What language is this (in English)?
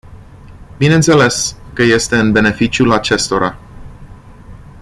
Romanian